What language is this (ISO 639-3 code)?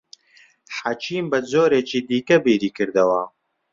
ckb